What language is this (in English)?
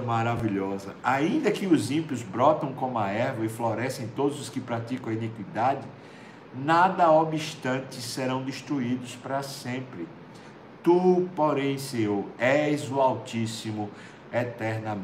Portuguese